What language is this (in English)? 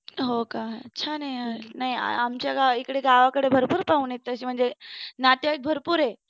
Marathi